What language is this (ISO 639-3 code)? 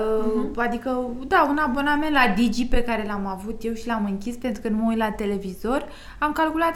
ron